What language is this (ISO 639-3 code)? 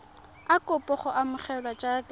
tsn